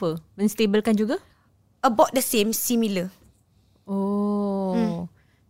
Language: Malay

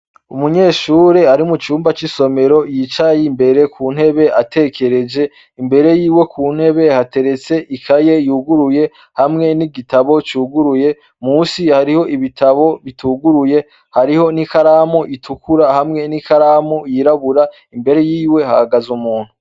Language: Rundi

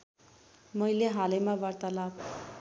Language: Nepali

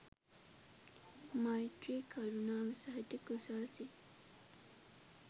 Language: Sinhala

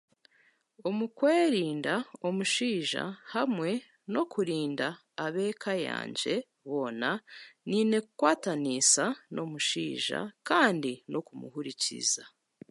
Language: Chiga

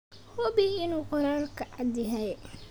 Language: Somali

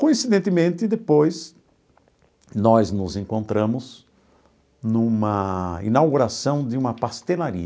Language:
Portuguese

